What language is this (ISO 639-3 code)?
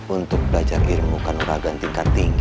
ind